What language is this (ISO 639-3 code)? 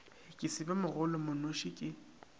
nso